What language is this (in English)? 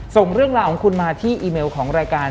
Thai